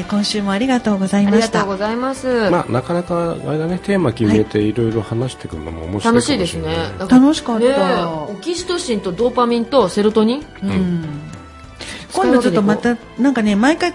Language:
Japanese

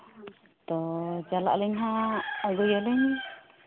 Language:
Santali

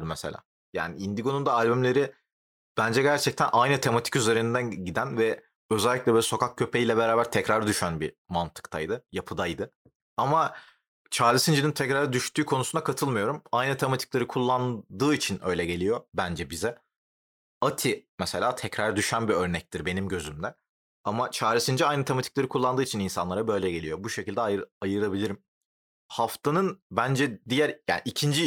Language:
Turkish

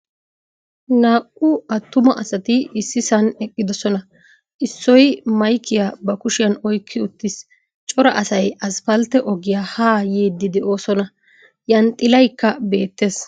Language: Wolaytta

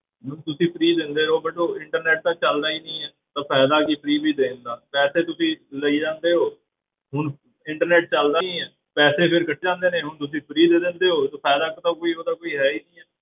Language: Punjabi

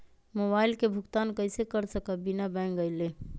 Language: Magahi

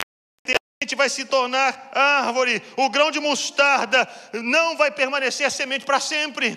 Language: Portuguese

